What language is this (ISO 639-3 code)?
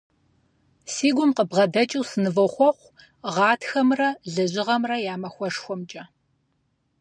kbd